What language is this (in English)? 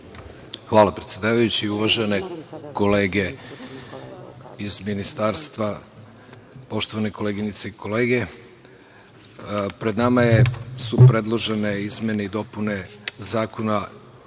Serbian